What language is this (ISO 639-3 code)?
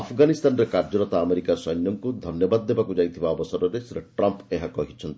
ori